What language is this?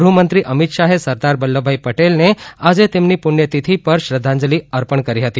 Gujarati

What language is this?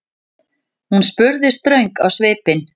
Icelandic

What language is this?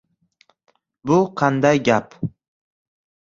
Uzbek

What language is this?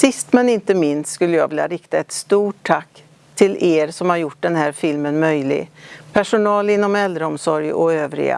Swedish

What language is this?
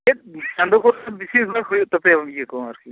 Santali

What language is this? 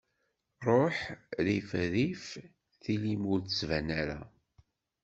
Kabyle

